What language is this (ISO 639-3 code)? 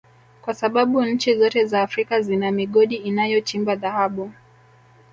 swa